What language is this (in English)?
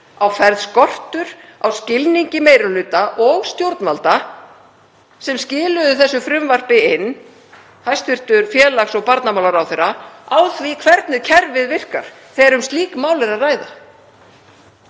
Icelandic